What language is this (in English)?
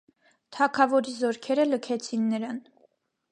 Armenian